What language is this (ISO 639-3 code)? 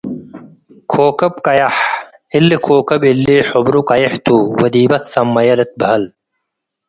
tig